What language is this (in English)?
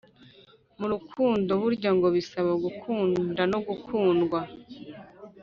Kinyarwanda